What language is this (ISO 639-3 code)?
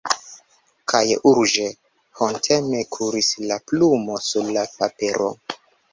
epo